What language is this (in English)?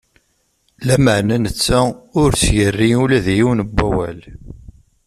Kabyle